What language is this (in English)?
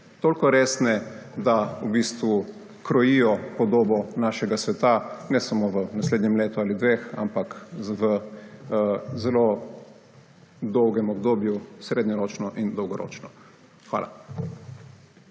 Slovenian